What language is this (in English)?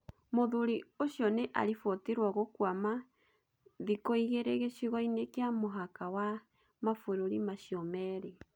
Kikuyu